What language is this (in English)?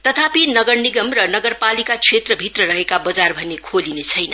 Nepali